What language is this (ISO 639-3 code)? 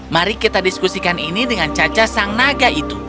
ind